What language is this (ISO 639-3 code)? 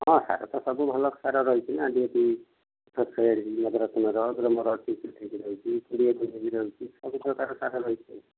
ori